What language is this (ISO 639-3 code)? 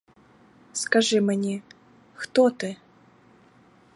ukr